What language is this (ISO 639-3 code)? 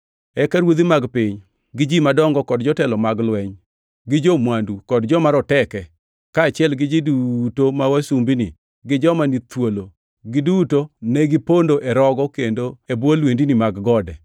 luo